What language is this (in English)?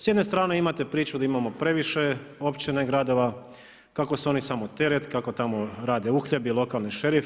Croatian